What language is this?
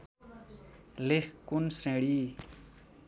Nepali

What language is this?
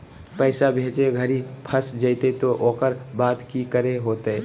Magahi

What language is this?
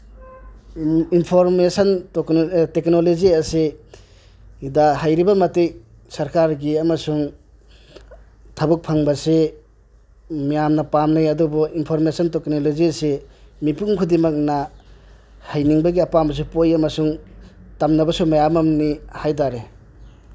Manipuri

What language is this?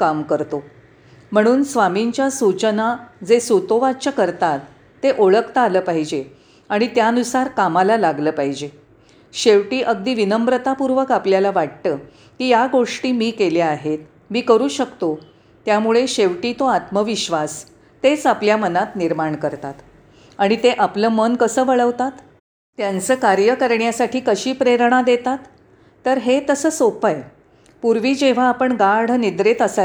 Marathi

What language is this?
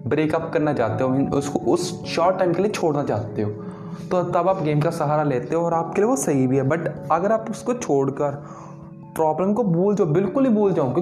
Hindi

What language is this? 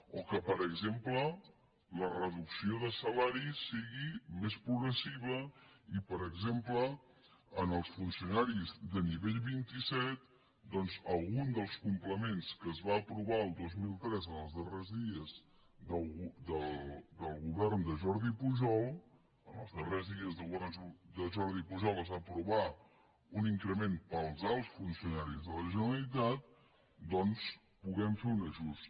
Catalan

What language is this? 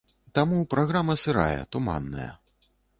Belarusian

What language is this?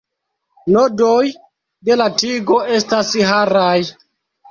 Esperanto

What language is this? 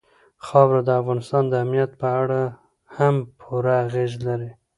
Pashto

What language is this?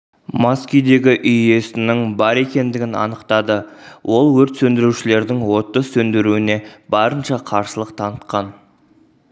Kazakh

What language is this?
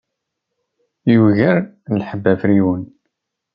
Kabyle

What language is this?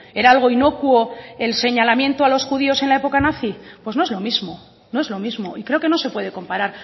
Spanish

